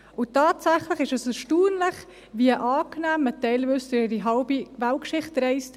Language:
Swiss German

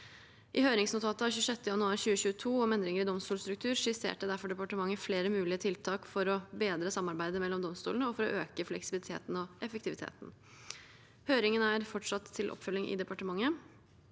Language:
Norwegian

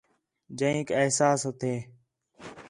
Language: Khetrani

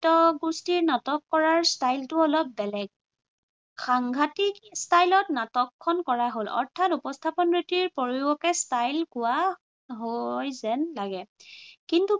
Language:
Assamese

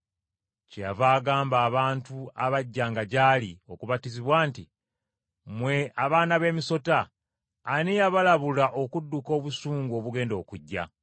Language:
Ganda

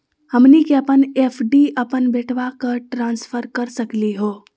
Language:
Magahi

